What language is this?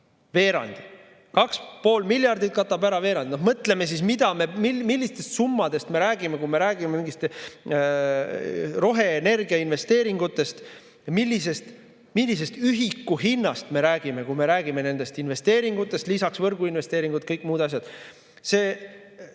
Estonian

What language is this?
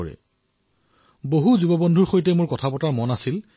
Assamese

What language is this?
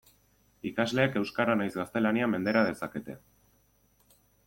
Basque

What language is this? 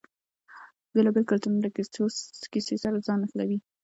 Pashto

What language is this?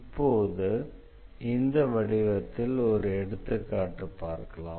Tamil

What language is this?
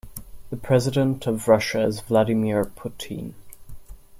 English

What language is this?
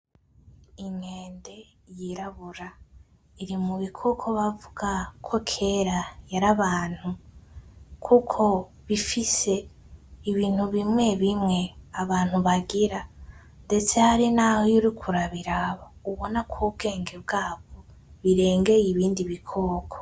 Rundi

